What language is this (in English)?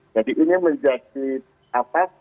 Indonesian